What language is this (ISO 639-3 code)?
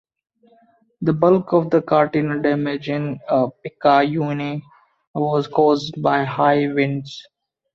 eng